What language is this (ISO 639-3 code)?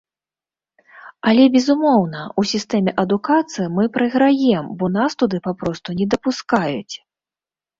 bel